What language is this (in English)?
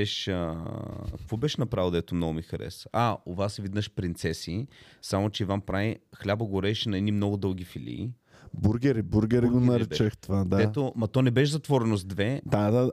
Bulgarian